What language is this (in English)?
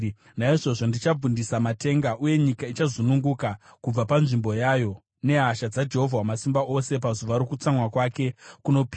Shona